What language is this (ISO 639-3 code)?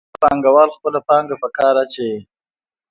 pus